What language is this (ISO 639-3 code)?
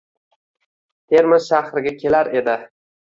uzb